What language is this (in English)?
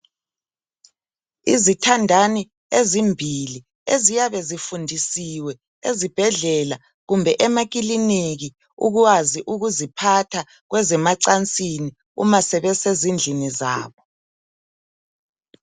North Ndebele